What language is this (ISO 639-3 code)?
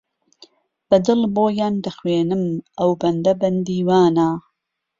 ckb